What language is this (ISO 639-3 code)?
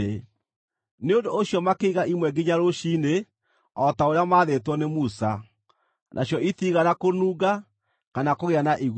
kik